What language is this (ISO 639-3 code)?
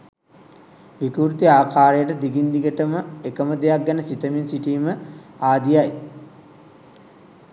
sin